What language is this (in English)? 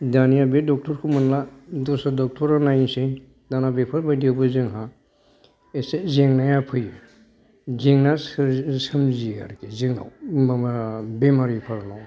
Bodo